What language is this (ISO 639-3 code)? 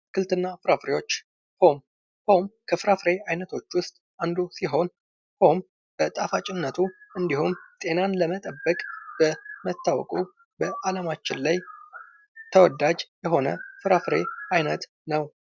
amh